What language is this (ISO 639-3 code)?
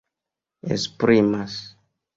epo